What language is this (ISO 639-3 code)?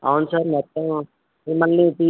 tel